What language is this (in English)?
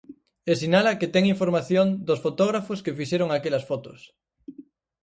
Galician